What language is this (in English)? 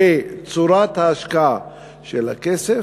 Hebrew